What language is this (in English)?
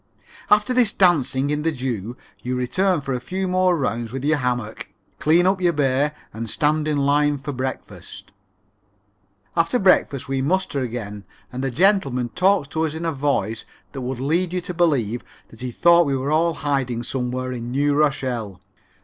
English